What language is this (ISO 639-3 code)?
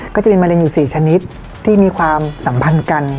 tha